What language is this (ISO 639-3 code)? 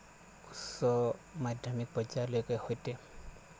asm